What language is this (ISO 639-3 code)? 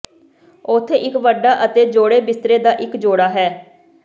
pan